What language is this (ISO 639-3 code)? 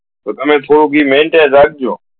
guj